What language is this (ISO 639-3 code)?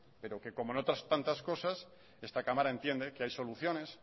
spa